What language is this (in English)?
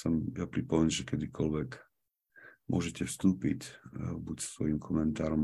Slovak